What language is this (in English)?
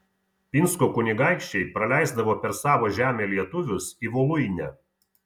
Lithuanian